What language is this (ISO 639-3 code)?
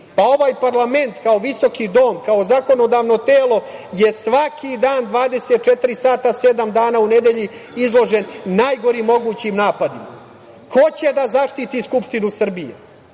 srp